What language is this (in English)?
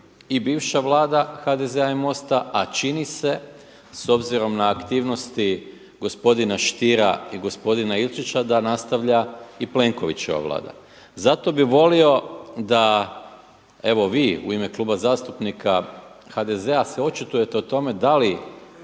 Croatian